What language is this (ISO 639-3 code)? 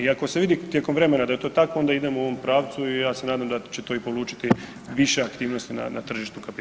hrv